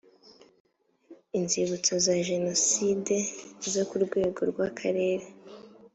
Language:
Kinyarwanda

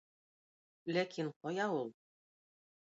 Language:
Tatar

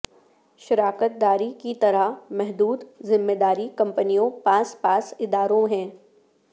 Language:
Urdu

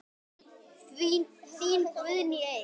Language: Icelandic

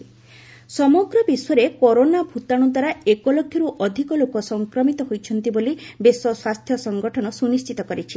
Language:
Odia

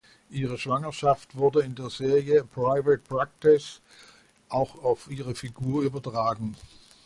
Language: German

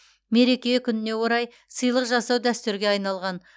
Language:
Kazakh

